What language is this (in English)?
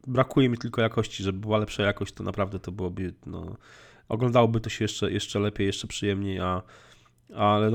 Polish